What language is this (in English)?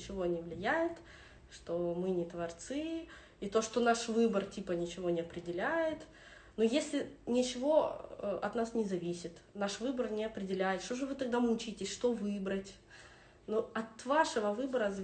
Russian